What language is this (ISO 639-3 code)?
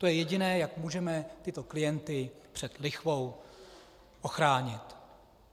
ces